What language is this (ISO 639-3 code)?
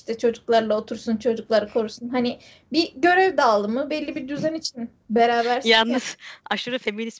tur